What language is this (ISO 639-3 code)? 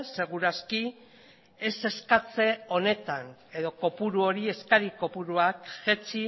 eus